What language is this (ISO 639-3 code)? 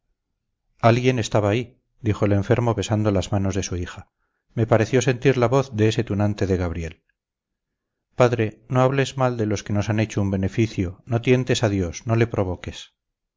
spa